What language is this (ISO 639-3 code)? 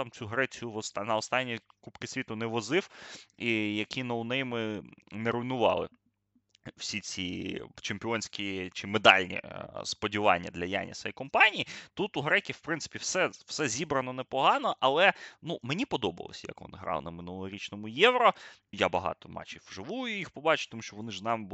ukr